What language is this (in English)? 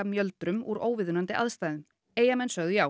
Icelandic